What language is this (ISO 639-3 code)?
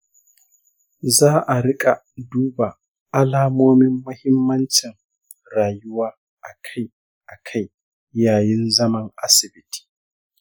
hau